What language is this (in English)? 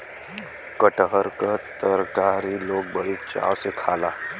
Bhojpuri